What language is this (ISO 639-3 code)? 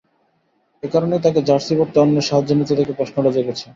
ben